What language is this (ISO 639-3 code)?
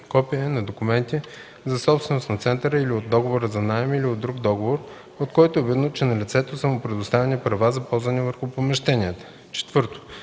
bul